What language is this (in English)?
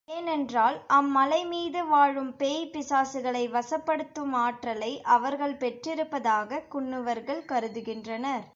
Tamil